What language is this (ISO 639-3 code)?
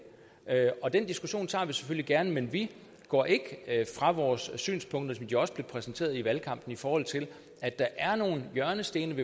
dan